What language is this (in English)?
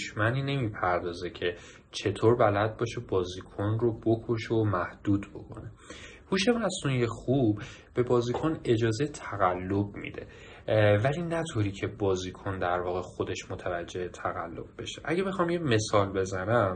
Persian